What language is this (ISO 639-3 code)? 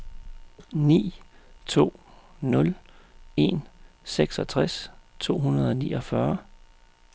dan